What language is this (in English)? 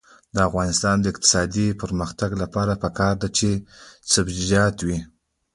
Pashto